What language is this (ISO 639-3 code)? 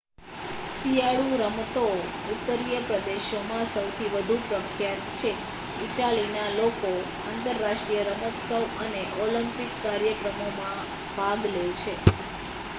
guj